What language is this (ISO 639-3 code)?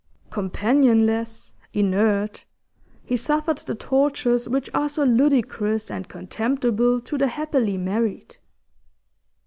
eng